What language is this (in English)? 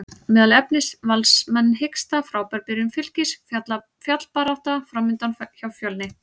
Icelandic